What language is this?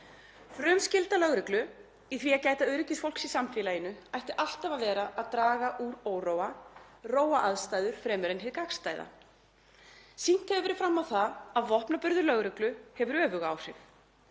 Icelandic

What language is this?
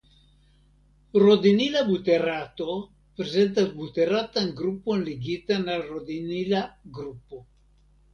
Esperanto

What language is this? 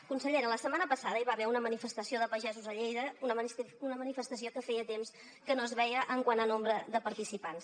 Catalan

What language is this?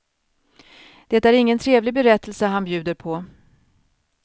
Swedish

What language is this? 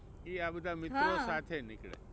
Gujarati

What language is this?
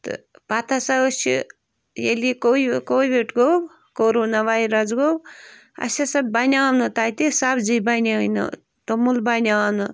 Kashmiri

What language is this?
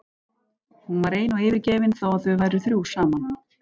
Icelandic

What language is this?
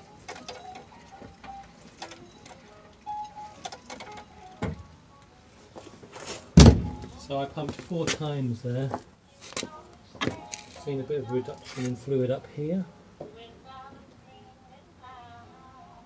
English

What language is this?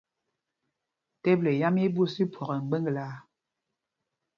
Mpumpong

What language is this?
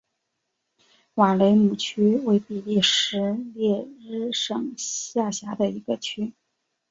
Chinese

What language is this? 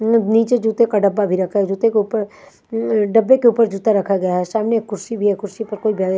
Hindi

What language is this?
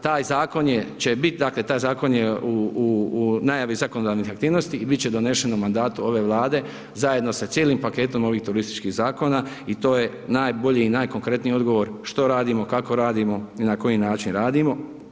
Croatian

